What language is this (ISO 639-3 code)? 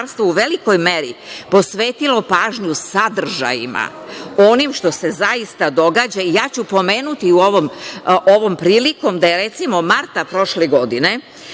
srp